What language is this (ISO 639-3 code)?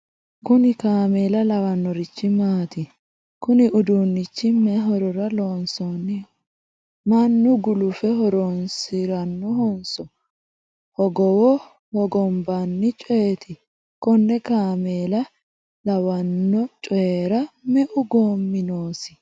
sid